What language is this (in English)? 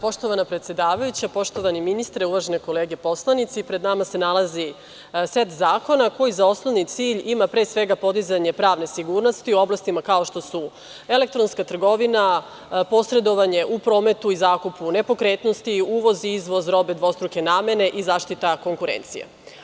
Serbian